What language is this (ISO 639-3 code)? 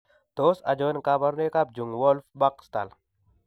kln